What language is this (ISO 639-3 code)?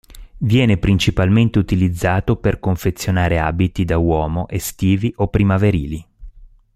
ita